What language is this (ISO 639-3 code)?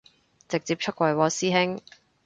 yue